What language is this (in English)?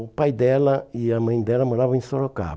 Portuguese